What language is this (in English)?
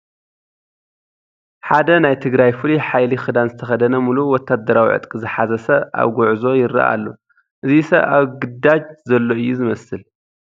Tigrinya